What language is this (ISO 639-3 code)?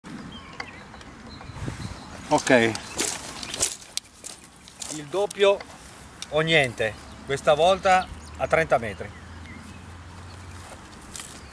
ita